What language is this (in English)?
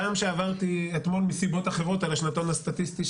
Hebrew